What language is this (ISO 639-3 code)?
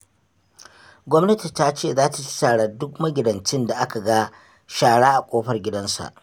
hau